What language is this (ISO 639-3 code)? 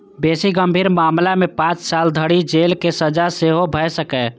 mai